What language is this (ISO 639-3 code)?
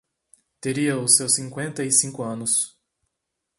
por